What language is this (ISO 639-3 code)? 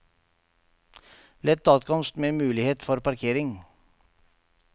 nor